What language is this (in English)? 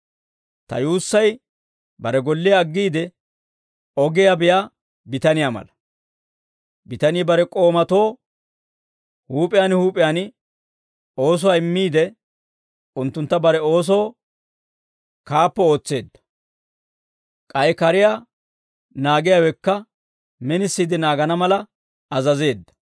Dawro